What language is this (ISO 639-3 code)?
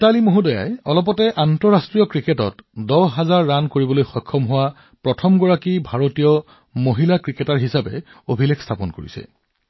asm